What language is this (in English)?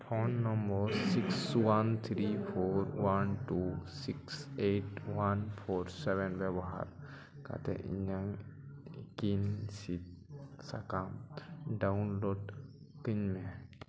Santali